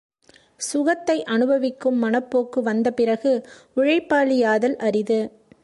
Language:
Tamil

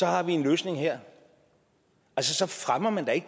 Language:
Danish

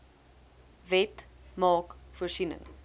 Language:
Afrikaans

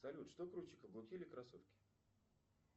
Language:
Russian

